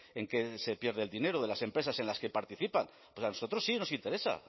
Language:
Spanish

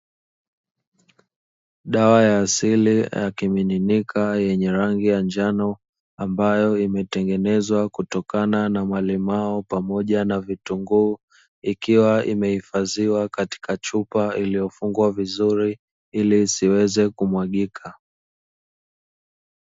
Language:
Swahili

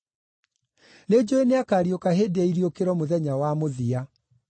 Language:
Kikuyu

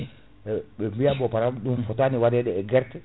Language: Fula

